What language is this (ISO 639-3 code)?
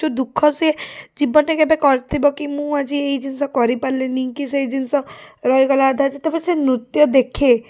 ori